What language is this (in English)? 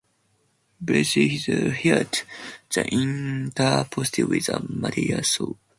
English